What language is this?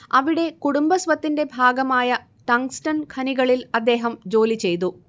Malayalam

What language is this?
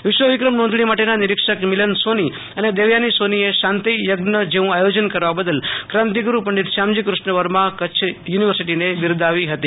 Gujarati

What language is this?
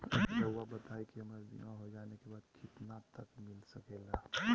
Magahi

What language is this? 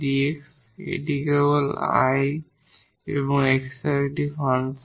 Bangla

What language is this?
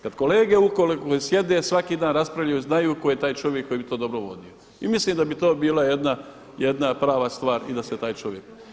Croatian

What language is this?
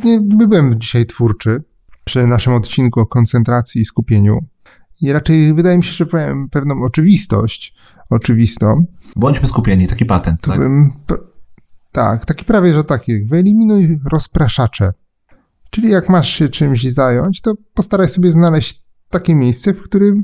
Polish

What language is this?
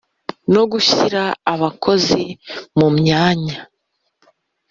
Kinyarwanda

